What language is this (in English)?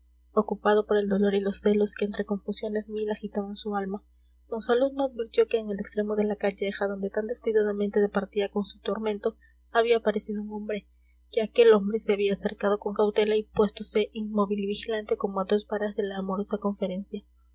Spanish